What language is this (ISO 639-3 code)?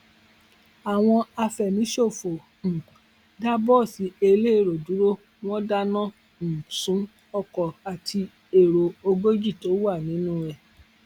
yor